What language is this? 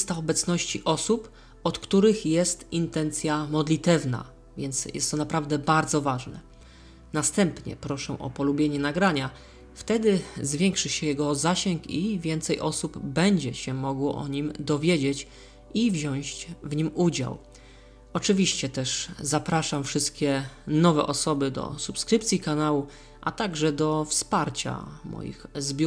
Polish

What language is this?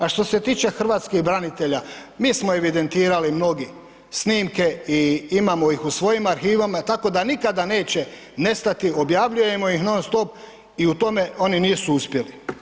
Croatian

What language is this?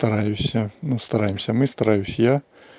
Russian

